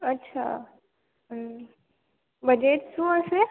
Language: Gujarati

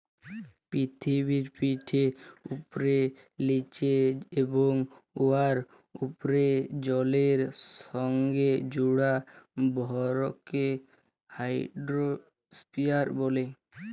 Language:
Bangla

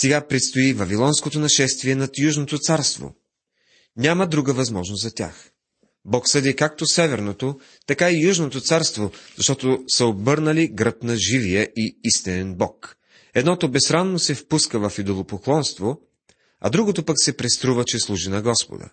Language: Bulgarian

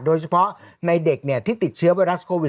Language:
Thai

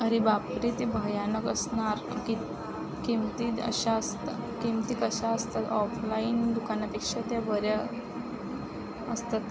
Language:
Marathi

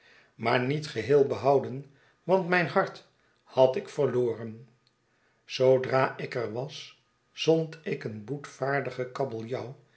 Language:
Dutch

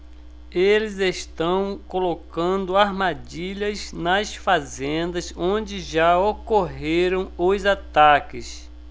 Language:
Portuguese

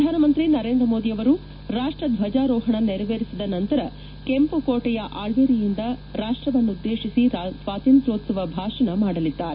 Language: Kannada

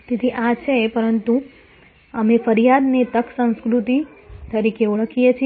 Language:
Gujarati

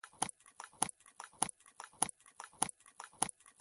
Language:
Pashto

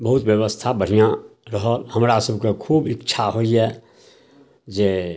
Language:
Maithili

